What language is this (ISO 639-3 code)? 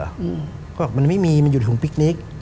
tha